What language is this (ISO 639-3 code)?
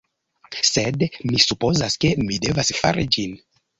epo